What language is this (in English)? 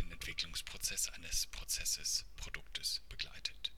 German